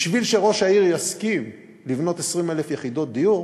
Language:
Hebrew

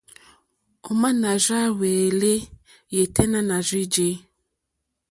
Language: Mokpwe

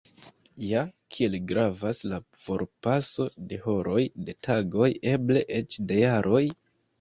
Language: Esperanto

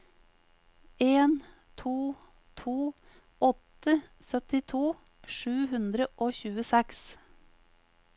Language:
Norwegian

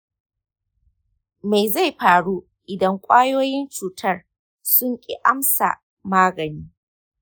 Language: Hausa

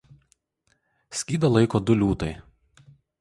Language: Lithuanian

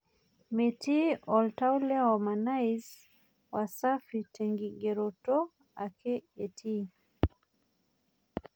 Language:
Masai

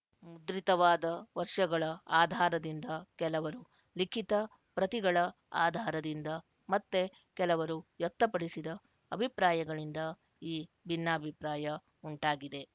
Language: Kannada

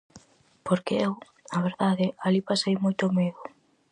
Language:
Galician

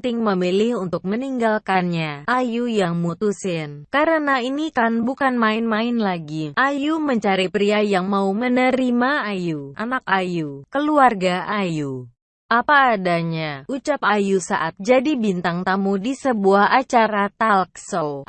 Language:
Indonesian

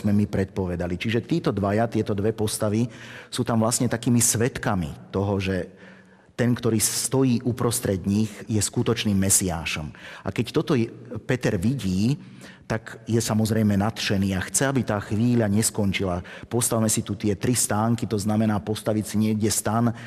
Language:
Slovak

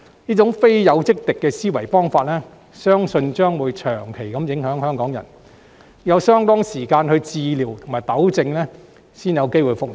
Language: Cantonese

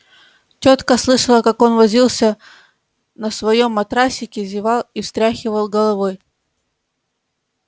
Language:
Russian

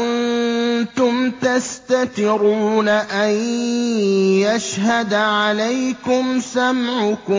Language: Arabic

